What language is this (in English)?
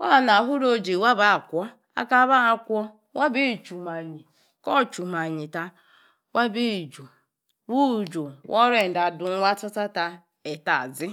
Yace